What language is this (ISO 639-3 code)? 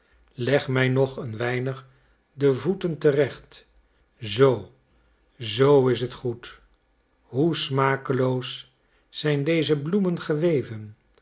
nld